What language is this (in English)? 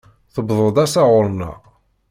Kabyle